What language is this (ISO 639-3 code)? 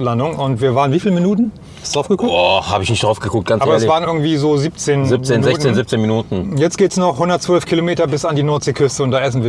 deu